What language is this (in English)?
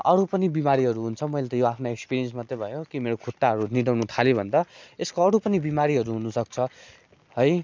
Nepali